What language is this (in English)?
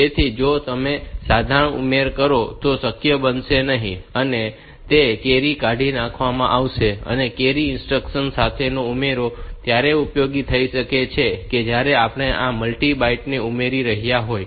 Gujarati